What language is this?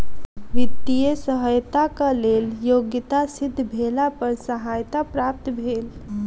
Maithili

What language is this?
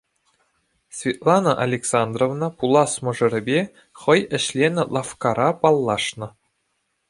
Chuvash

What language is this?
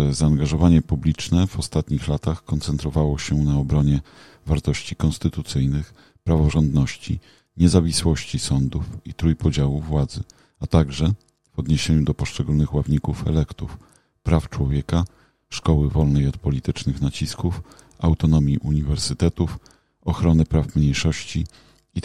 Polish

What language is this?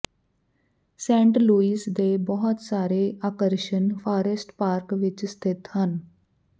Punjabi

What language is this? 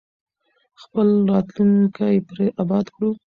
Pashto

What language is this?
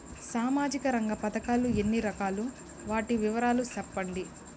Telugu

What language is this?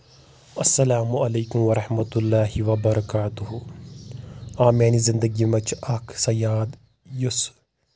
Kashmiri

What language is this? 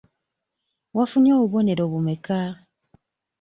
Ganda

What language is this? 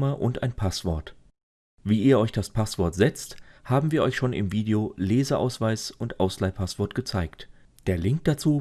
German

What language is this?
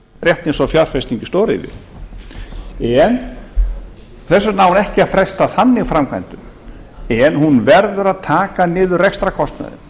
Icelandic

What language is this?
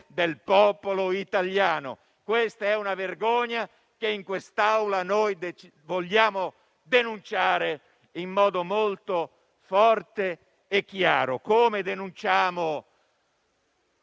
Italian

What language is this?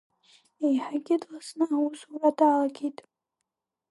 Abkhazian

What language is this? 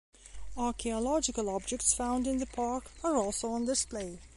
English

